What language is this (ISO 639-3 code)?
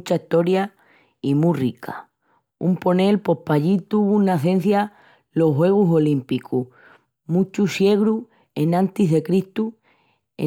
ext